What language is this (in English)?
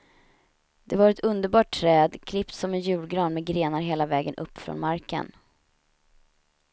Swedish